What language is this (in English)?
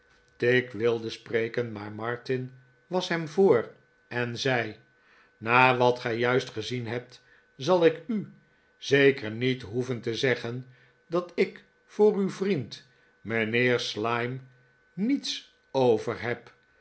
Dutch